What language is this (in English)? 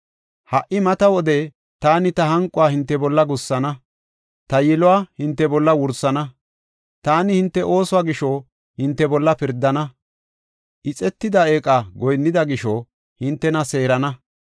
Gofa